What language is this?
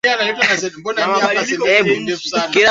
Swahili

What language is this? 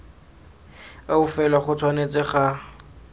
Tswana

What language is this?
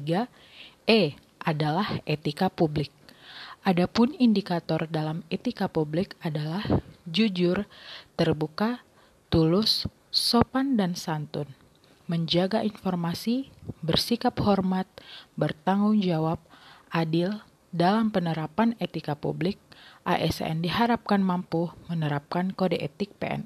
Indonesian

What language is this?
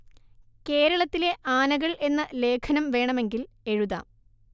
Malayalam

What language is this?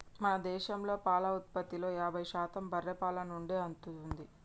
Telugu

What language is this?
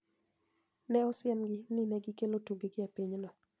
Luo (Kenya and Tanzania)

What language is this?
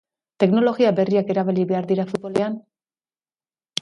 Basque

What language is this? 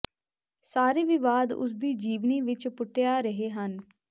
Punjabi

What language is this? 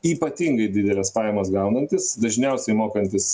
Lithuanian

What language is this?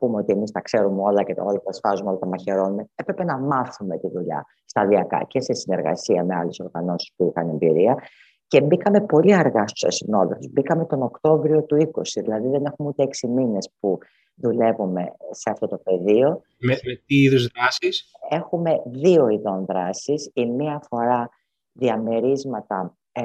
Greek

